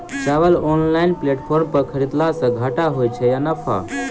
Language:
Maithili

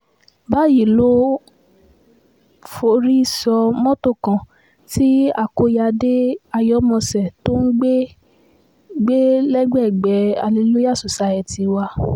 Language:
Yoruba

